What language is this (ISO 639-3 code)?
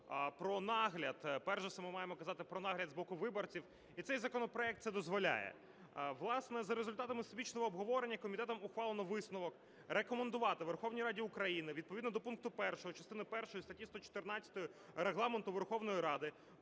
ukr